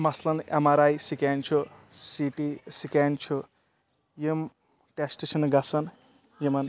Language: Kashmiri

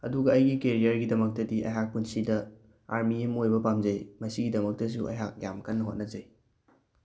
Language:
Manipuri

